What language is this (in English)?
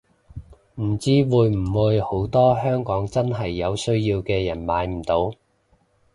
Cantonese